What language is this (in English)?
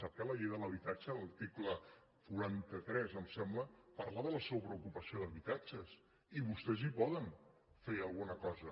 Catalan